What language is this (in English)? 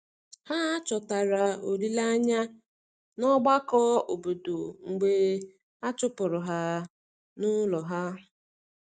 Igbo